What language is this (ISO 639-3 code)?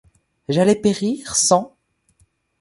fra